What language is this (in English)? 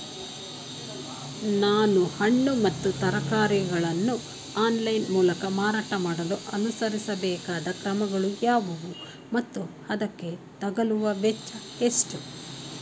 Kannada